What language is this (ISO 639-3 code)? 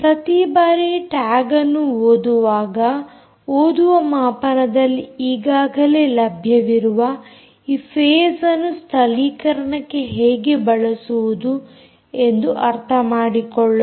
kan